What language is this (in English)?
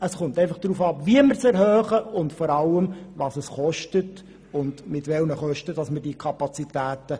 Swiss German